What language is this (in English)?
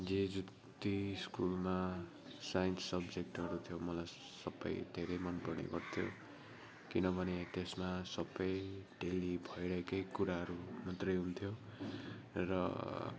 Nepali